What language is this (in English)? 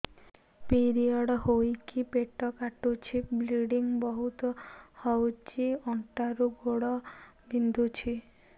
Odia